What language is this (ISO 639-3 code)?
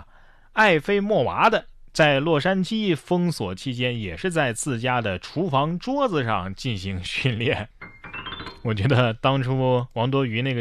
zho